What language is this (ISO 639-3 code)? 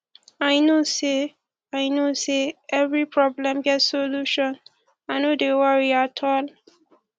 pcm